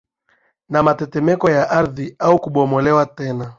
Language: Swahili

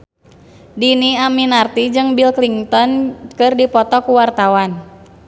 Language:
Sundanese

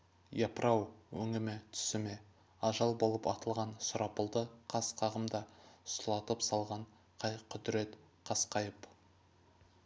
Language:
Kazakh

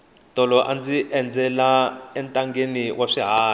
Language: Tsonga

